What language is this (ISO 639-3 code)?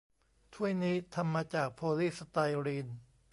tha